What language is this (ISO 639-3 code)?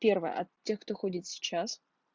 rus